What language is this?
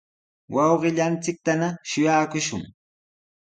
Sihuas Ancash Quechua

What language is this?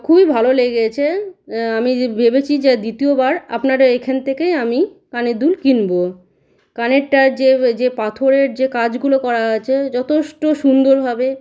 Bangla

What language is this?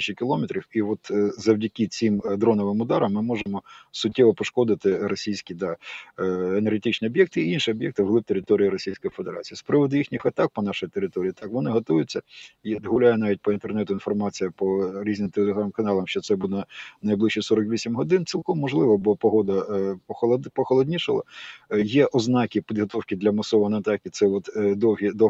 Ukrainian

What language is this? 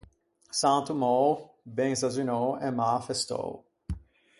Ligurian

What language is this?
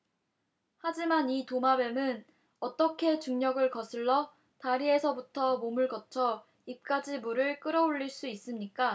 Korean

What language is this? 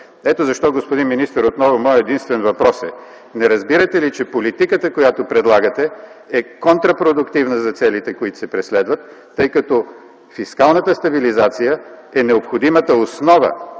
Bulgarian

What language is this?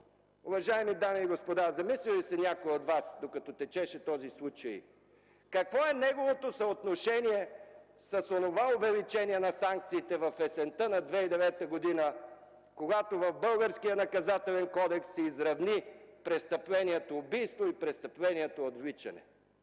Bulgarian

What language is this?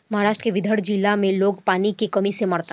Bhojpuri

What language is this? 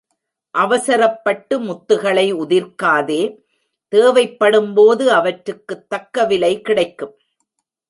Tamil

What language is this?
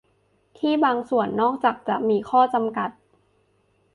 Thai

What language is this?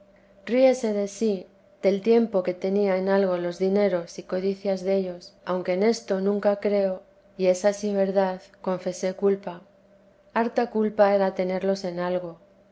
Spanish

